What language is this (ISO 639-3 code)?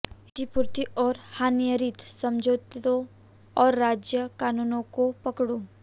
hin